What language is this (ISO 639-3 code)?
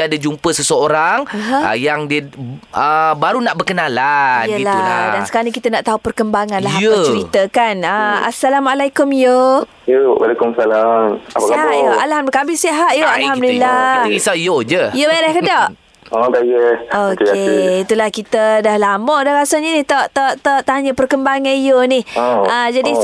msa